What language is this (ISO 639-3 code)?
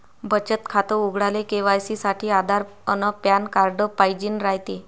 mar